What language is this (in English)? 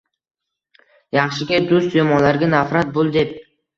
Uzbek